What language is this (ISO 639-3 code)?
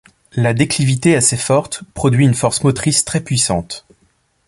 fra